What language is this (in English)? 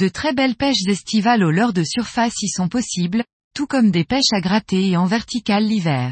French